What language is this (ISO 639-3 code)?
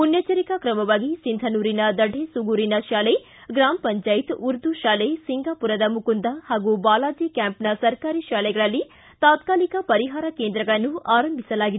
kan